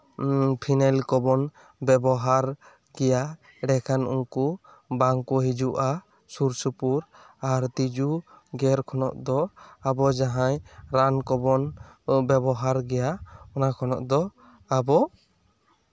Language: Santali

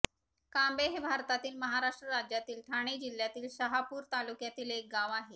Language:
Marathi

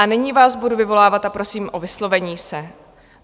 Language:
Czech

